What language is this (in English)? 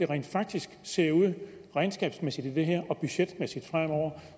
Danish